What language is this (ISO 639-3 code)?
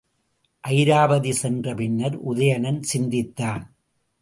tam